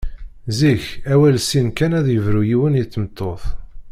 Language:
Kabyle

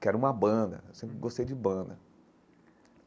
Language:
Portuguese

